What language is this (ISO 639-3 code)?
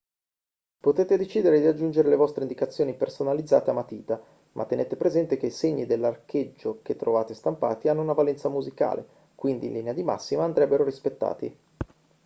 ita